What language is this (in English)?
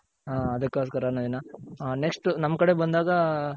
Kannada